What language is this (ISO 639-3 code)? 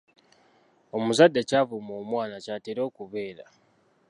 lug